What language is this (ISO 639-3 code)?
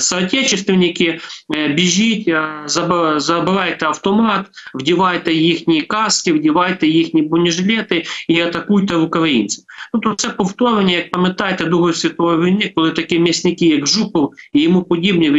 ukr